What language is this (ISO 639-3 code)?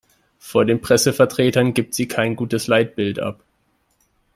deu